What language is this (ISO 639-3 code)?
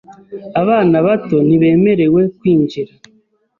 kin